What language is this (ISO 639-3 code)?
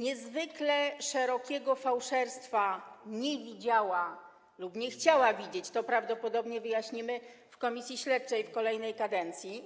pol